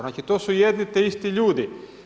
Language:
Croatian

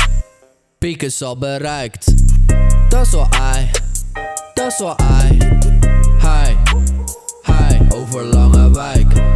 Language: Japanese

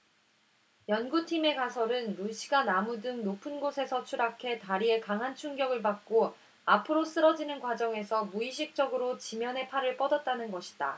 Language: Korean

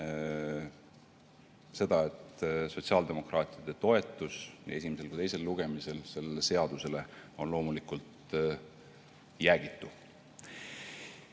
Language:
Estonian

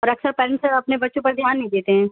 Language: Urdu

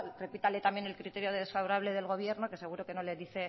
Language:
Spanish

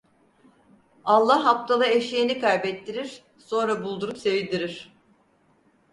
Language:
Turkish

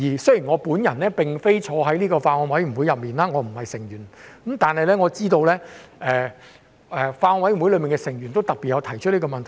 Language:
Cantonese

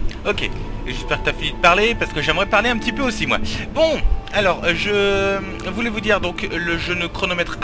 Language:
French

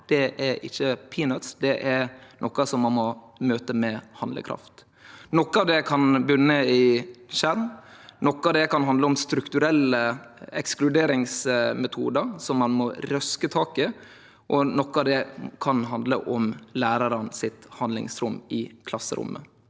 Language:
Norwegian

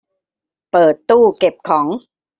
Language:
Thai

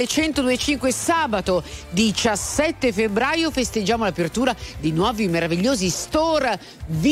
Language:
Italian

